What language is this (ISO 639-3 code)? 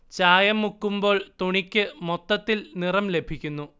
mal